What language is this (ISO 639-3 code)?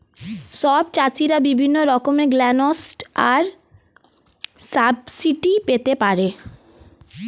ben